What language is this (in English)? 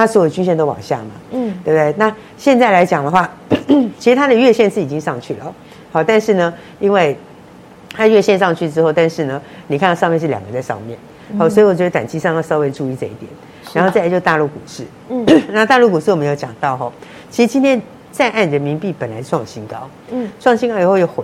Chinese